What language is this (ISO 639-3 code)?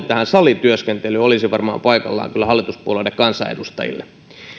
fin